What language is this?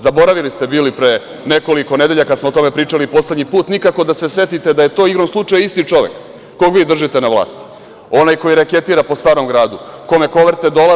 Serbian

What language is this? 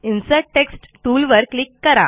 Marathi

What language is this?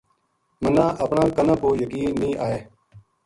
Gujari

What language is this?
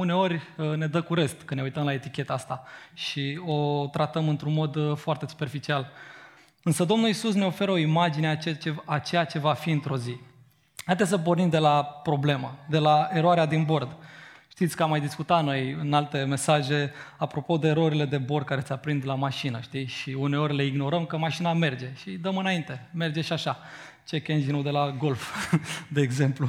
Romanian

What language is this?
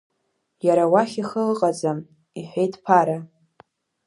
Abkhazian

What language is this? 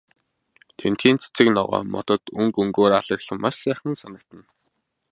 Mongolian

